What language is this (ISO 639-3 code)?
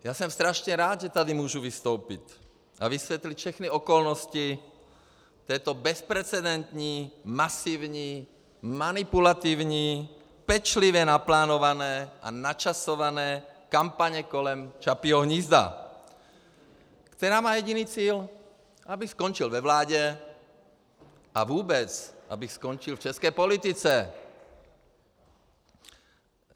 ces